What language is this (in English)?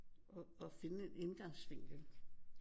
Danish